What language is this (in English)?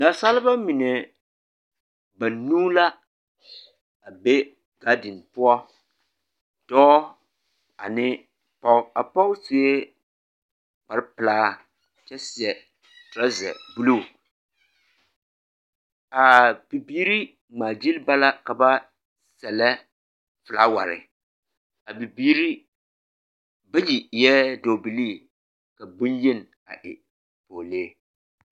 Southern Dagaare